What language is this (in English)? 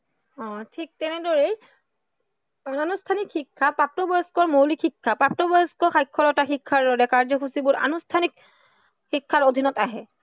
Assamese